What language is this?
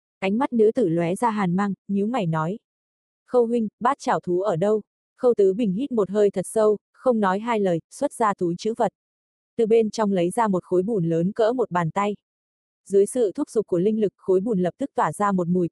Vietnamese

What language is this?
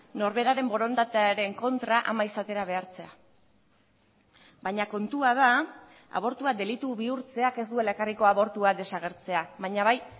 Basque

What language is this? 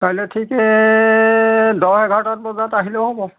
Assamese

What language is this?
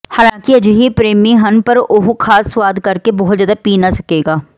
Punjabi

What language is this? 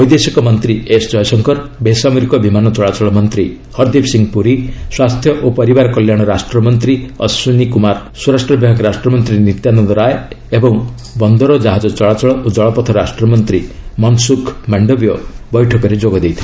Odia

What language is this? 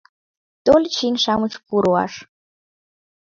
Mari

